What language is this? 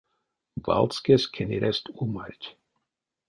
Erzya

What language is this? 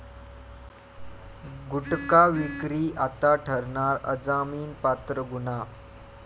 Marathi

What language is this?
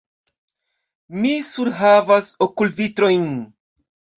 Esperanto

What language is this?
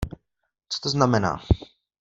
Czech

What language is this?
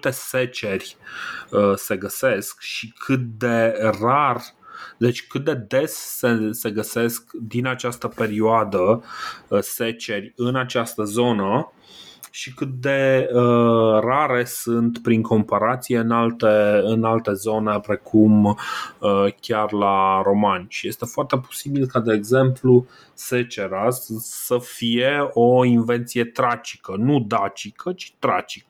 Romanian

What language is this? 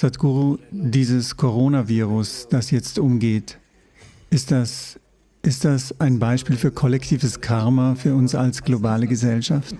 German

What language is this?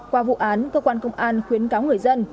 Vietnamese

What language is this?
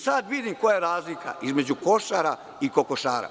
Serbian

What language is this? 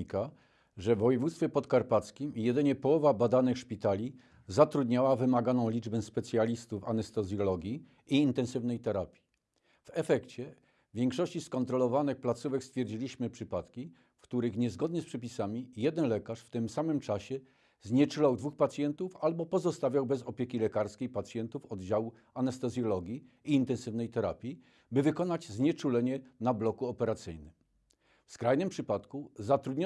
Polish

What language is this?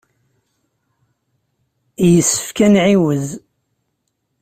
Kabyle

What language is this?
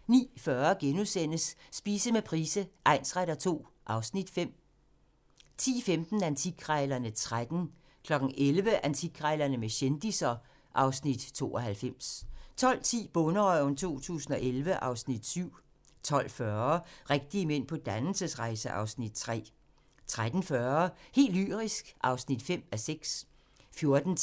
Danish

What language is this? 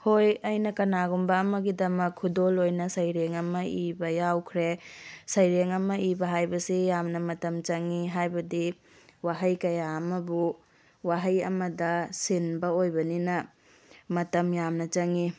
Manipuri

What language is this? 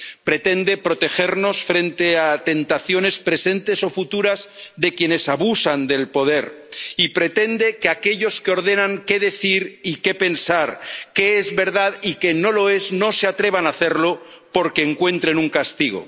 Spanish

